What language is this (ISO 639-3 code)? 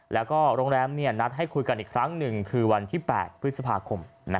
tha